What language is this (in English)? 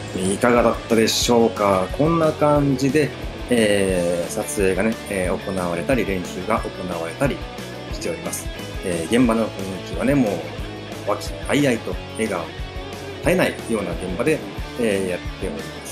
Japanese